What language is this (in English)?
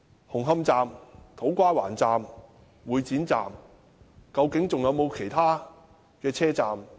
Cantonese